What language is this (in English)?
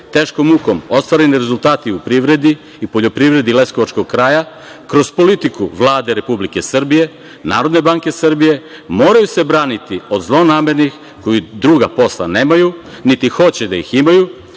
Serbian